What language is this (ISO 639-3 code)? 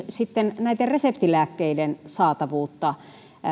fin